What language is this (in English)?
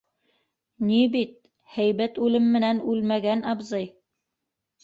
Bashkir